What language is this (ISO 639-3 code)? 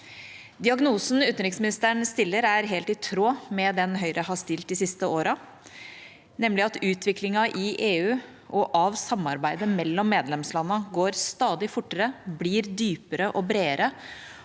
nor